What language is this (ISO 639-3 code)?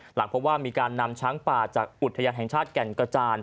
tha